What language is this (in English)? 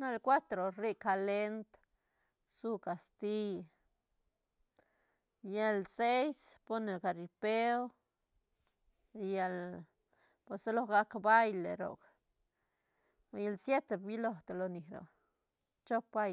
Santa Catarina Albarradas Zapotec